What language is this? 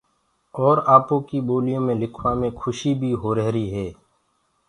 Gurgula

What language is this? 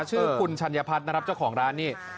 Thai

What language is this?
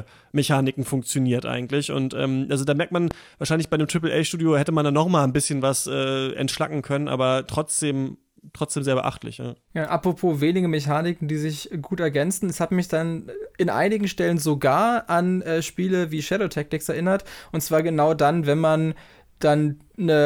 German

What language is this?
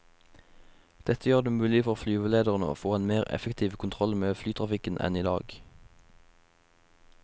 Norwegian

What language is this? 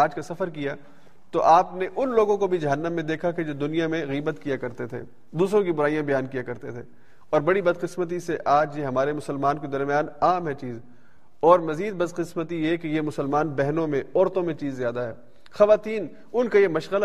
Urdu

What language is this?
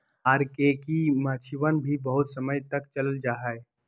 Magahi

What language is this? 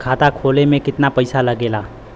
Bhojpuri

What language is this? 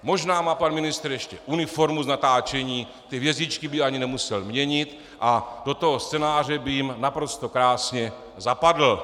Czech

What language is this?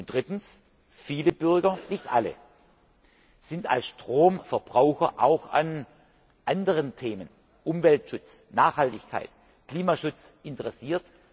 German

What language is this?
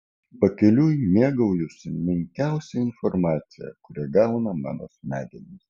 Lithuanian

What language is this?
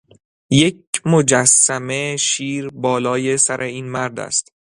Persian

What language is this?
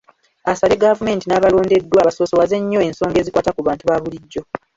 Ganda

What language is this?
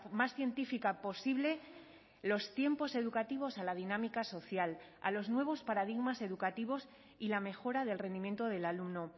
Spanish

